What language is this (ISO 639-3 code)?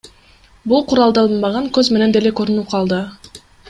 kir